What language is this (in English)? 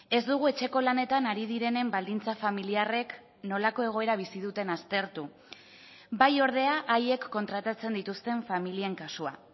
Basque